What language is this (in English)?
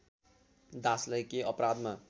Nepali